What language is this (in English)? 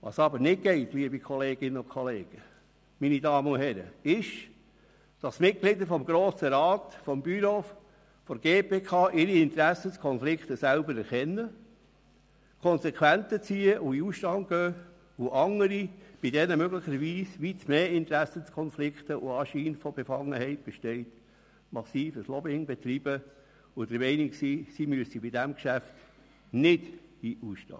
Swiss German